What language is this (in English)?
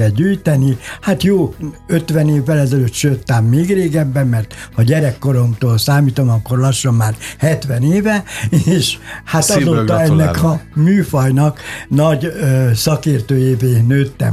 Hungarian